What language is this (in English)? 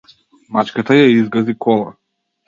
Macedonian